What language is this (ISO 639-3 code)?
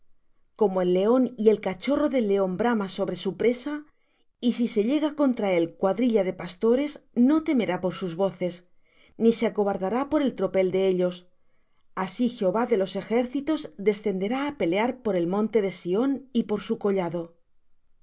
spa